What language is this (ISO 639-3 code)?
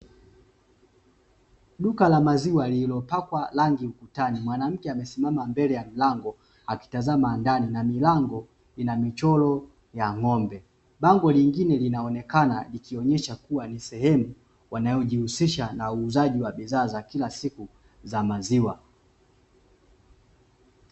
swa